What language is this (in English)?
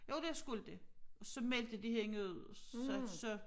Danish